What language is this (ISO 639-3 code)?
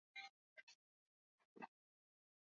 swa